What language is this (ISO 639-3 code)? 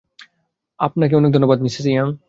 ben